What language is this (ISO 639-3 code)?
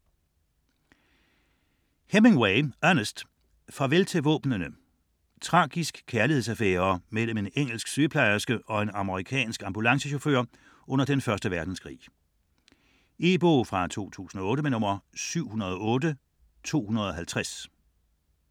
dan